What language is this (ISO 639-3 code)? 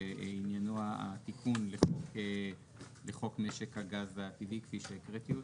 heb